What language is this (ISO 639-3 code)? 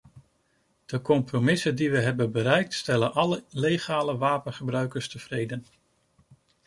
nld